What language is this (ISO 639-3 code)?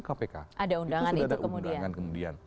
ind